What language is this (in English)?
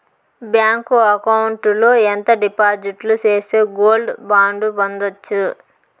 Telugu